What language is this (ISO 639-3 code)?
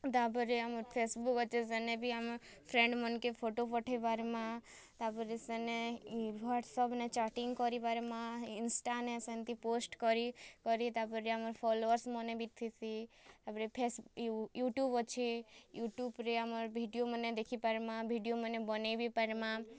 ori